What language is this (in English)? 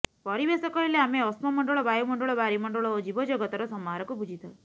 Odia